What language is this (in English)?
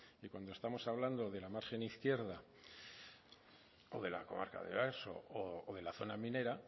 Spanish